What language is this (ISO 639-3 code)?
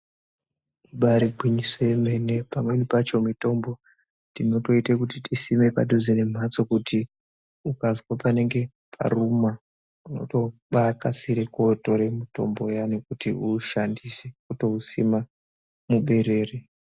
ndc